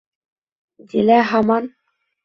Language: Bashkir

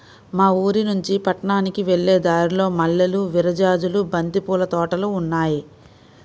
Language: Telugu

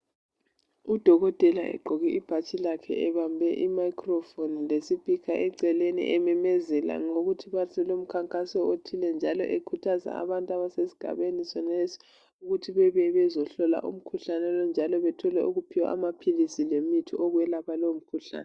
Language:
North Ndebele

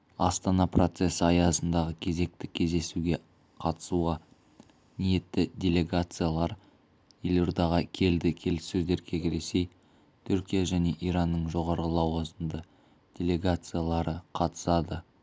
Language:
Kazakh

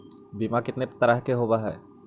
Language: Magahi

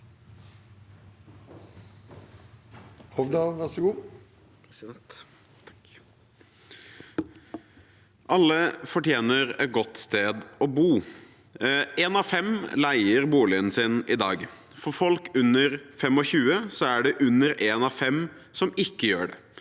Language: Norwegian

